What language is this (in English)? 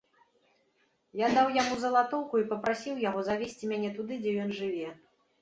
Belarusian